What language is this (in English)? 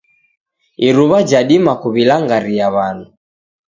Taita